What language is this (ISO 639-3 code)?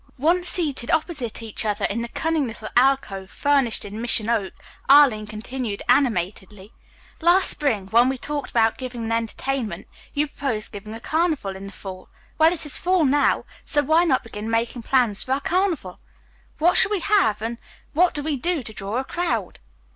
eng